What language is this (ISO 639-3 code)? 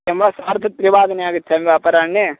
san